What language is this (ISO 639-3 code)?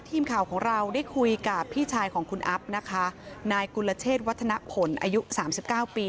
tha